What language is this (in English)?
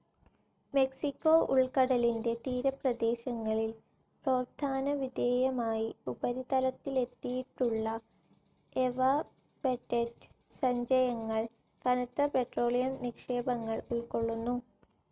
Malayalam